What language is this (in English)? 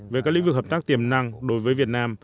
Vietnamese